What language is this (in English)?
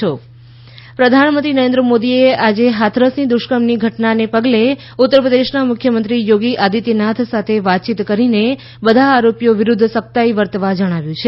Gujarati